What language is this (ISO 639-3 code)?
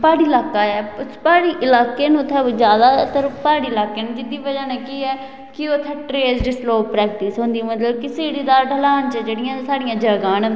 doi